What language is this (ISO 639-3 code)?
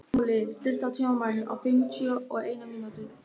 isl